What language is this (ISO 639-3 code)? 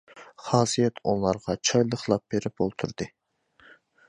uig